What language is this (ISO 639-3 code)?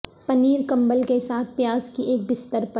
urd